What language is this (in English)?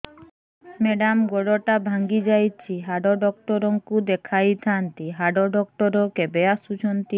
Odia